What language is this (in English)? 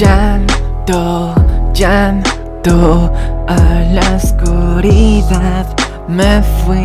Arabic